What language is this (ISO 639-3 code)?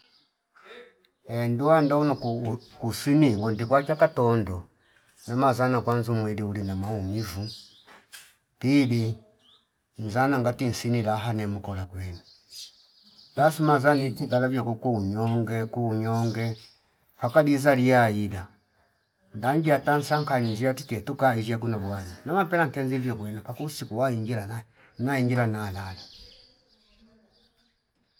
fip